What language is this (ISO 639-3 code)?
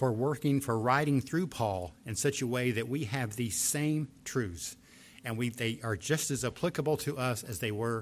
eng